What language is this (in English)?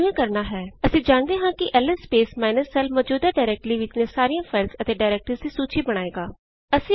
Punjabi